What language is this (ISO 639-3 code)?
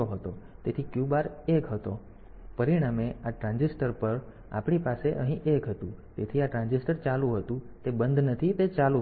guj